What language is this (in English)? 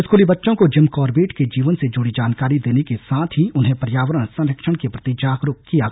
Hindi